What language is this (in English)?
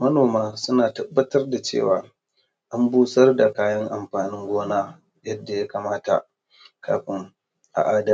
Hausa